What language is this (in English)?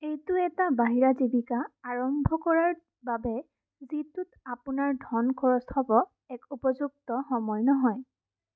Assamese